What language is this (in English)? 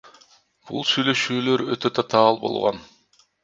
Kyrgyz